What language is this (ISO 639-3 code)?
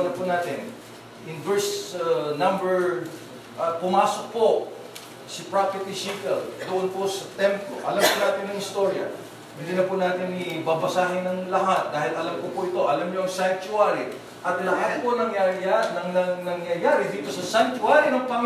fil